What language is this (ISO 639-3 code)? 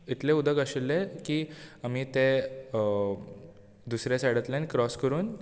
kok